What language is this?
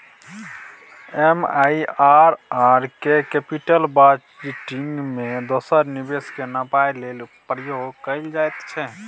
Maithili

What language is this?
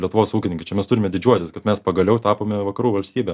Lithuanian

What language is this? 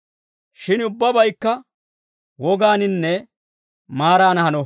Dawro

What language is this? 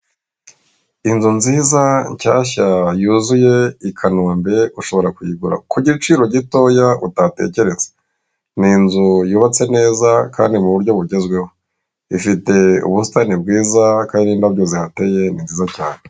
Kinyarwanda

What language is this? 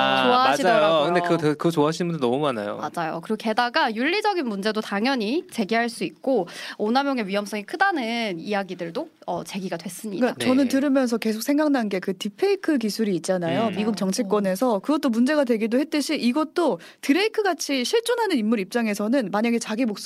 Korean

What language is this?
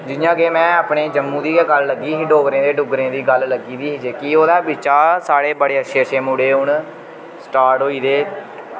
Dogri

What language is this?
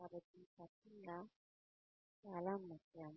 Telugu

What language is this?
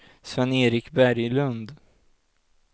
Swedish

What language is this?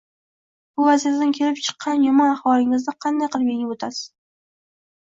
Uzbek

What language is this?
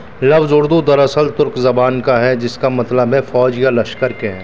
Urdu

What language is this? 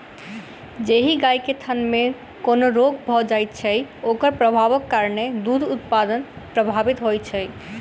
Maithili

